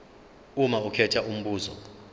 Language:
Zulu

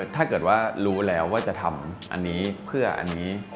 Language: Thai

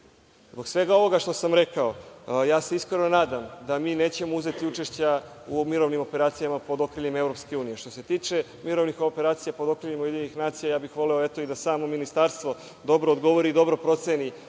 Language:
Serbian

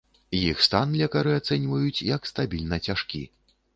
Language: Belarusian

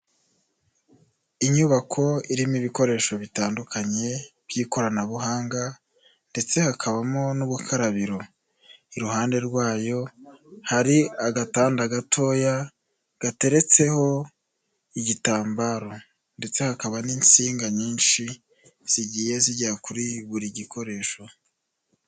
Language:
Kinyarwanda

